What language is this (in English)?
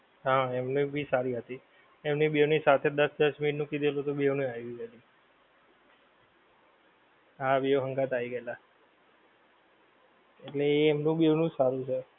Gujarati